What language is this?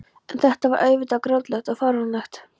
Icelandic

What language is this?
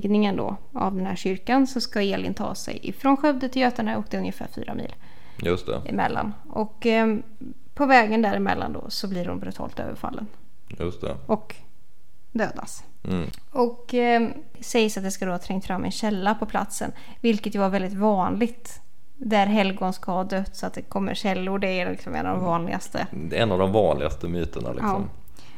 Swedish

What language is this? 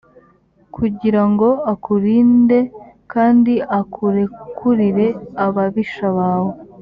Kinyarwanda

